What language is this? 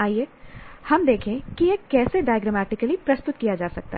Hindi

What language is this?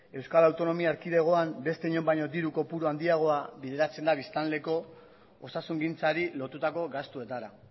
Basque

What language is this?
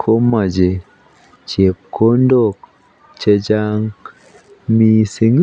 Kalenjin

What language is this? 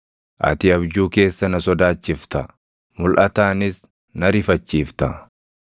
Oromo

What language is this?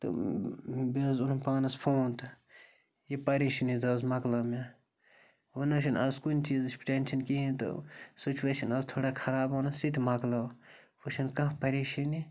Kashmiri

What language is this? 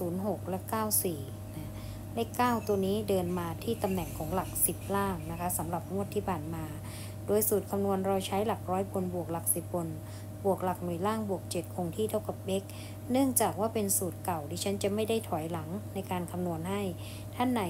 Thai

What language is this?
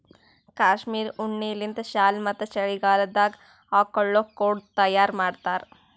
Kannada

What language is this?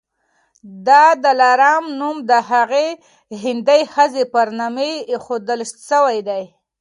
Pashto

